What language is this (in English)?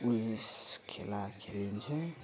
Nepali